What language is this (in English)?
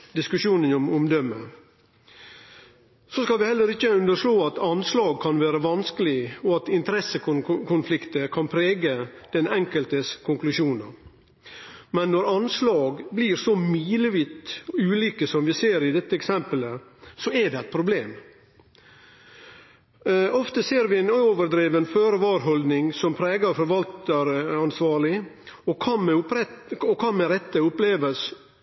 Norwegian Nynorsk